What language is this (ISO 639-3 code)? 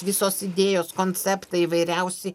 lit